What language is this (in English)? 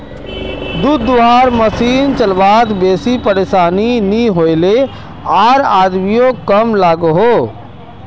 Magahi